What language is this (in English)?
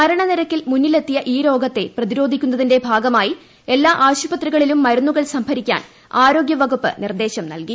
Malayalam